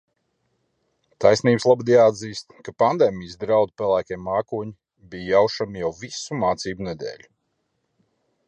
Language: Latvian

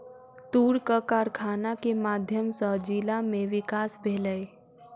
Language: Maithili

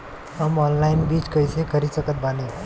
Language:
Bhojpuri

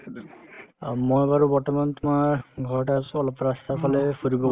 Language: Assamese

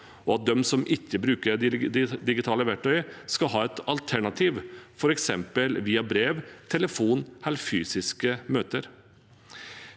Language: Norwegian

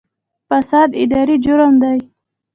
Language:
Pashto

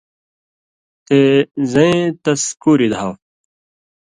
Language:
Indus Kohistani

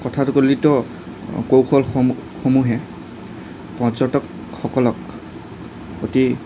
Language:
Assamese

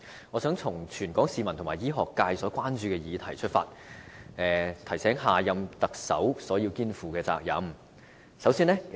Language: Cantonese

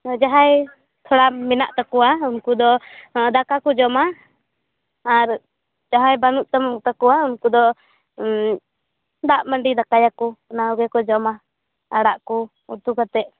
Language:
Santali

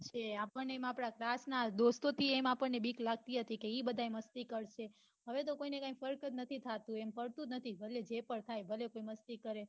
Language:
Gujarati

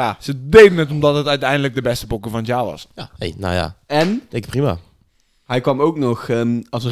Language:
Dutch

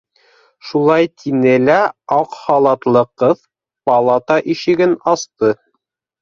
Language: Bashkir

